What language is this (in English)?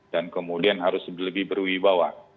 Indonesian